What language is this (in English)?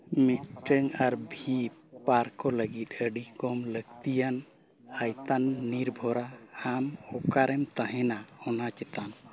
Santali